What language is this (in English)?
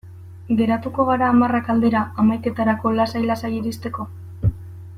Basque